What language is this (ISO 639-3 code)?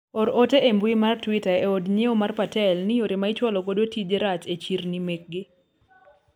luo